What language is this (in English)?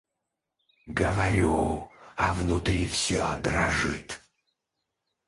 Russian